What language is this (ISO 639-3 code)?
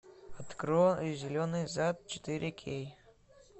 rus